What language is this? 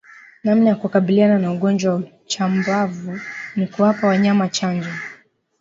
Swahili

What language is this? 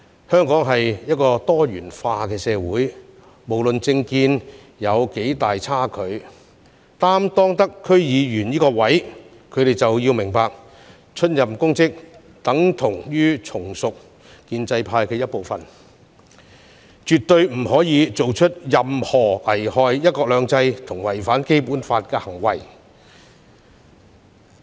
Cantonese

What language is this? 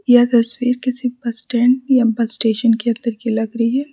Hindi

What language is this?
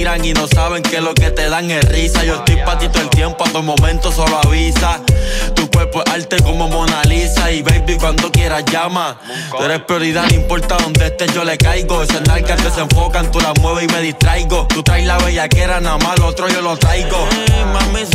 Italian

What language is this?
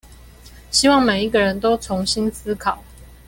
Chinese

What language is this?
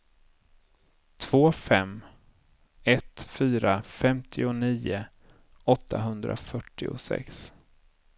Swedish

